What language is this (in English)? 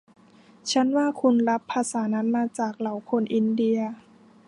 Thai